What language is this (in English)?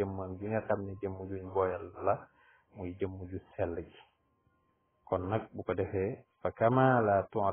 Arabic